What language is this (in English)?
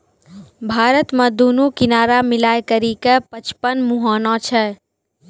Maithili